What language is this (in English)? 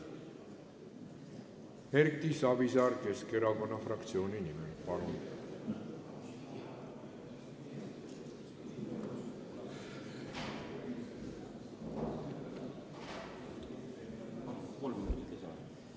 Estonian